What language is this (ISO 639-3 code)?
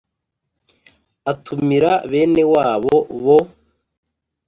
kin